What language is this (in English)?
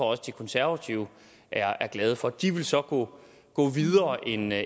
Danish